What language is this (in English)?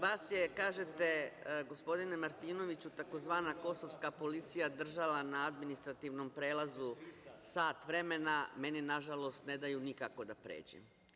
Serbian